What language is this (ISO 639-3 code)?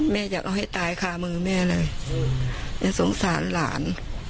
tha